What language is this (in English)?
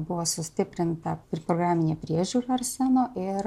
Lithuanian